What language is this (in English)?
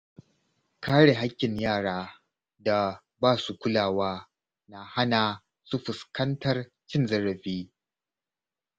Hausa